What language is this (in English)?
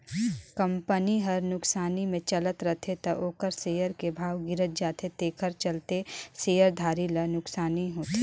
Chhattisgarhi